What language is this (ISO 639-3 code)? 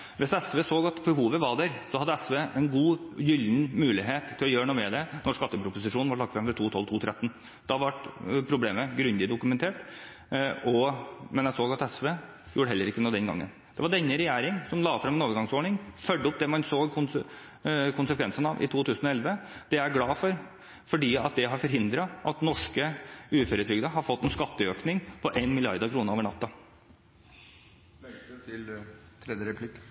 nob